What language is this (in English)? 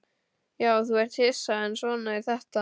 Icelandic